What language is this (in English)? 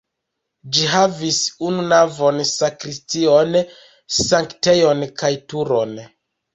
Esperanto